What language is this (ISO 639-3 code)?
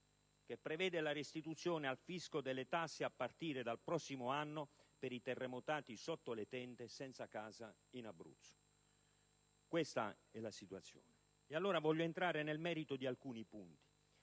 ita